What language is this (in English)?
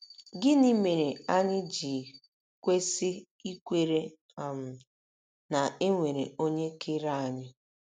Igbo